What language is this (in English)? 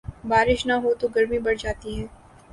Urdu